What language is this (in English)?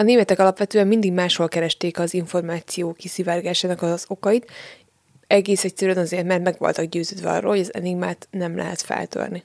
Hungarian